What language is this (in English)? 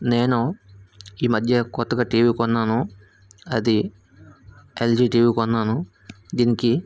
Telugu